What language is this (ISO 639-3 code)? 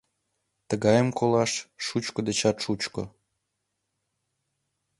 chm